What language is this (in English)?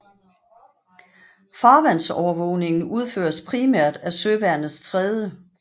Danish